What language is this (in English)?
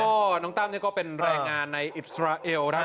Thai